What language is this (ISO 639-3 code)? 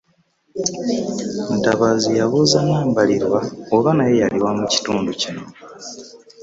lug